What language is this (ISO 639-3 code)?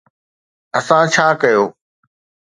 snd